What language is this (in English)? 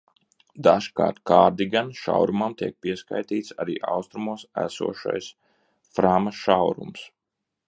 Latvian